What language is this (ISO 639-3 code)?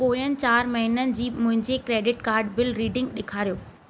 snd